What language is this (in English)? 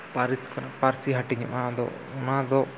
Santali